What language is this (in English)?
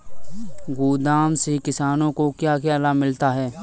Hindi